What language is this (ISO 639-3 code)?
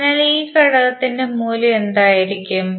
mal